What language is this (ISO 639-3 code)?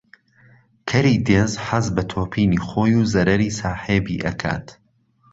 ckb